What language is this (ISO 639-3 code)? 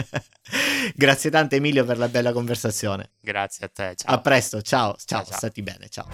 ita